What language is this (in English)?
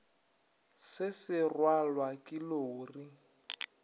Northern Sotho